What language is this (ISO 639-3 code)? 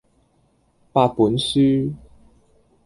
yue